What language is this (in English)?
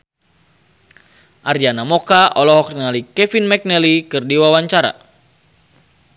Sundanese